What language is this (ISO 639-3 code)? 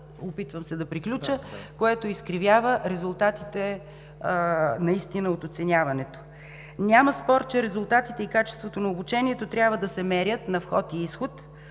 bul